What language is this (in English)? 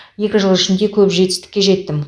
Kazakh